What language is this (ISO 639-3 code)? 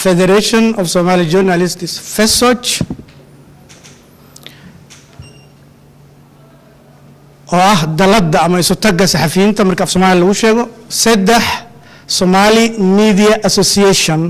ara